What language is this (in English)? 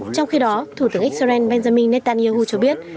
Vietnamese